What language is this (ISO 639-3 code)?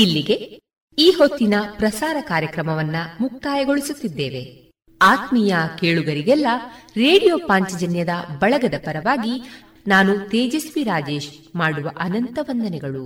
kan